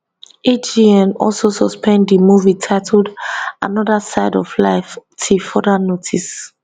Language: Nigerian Pidgin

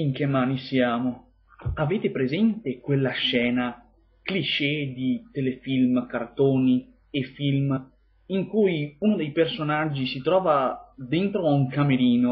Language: Italian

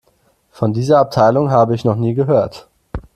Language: German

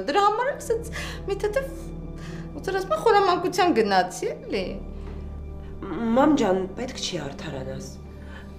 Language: Romanian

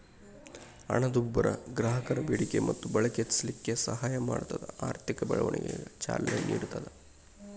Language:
Kannada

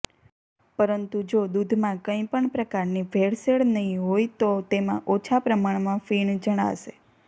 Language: Gujarati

